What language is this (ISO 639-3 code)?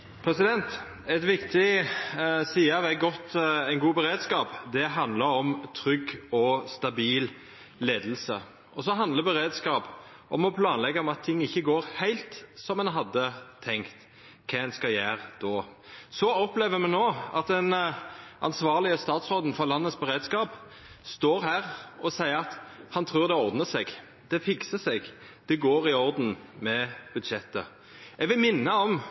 nno